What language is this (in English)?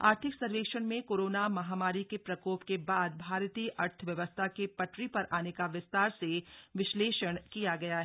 Hindi